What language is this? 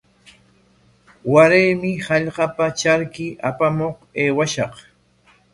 Corongo Ancash Quechua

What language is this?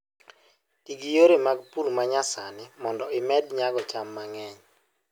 Luo (Kenya and Tanzania)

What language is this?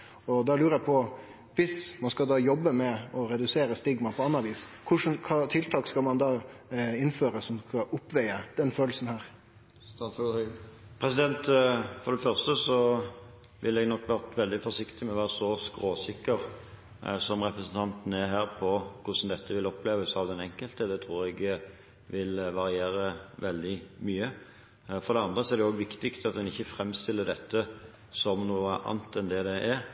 Norwegian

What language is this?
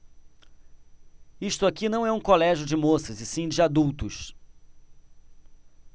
Portuguese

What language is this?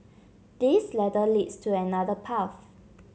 English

